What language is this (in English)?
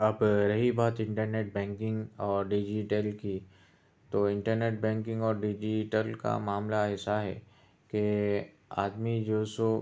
Urdu